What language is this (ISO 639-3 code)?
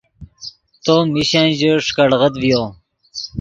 ydg